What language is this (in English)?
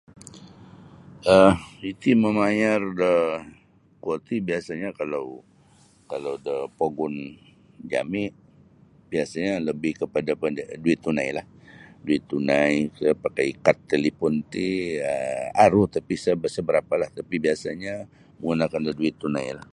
Sabah Bisaya